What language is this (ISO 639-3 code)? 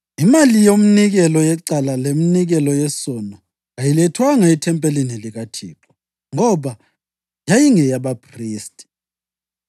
nde